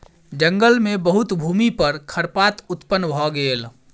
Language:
Maithili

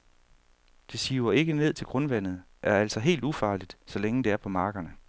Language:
Danish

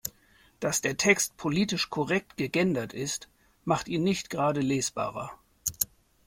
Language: German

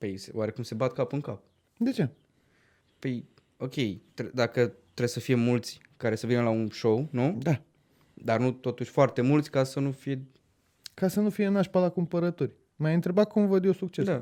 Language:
Romanian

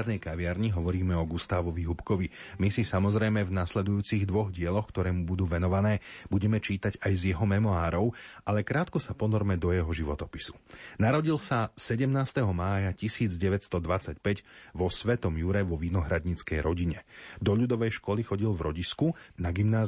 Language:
Slovak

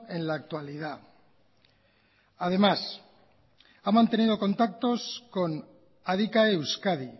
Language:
Spanish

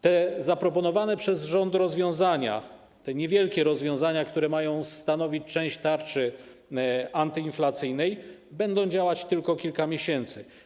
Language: Polish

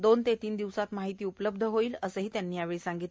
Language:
Marathi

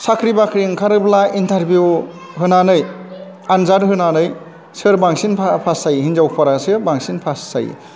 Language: Bodo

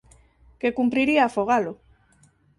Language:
Galician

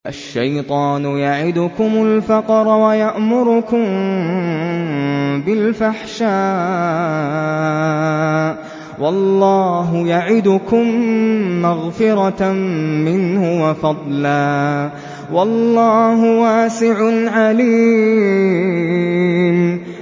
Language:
Arabic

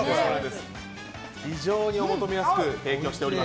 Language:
Japanese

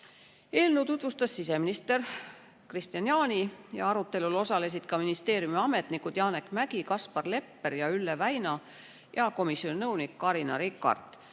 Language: Estonian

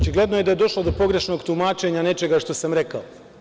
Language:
Serbian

